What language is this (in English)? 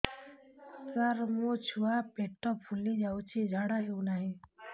Odia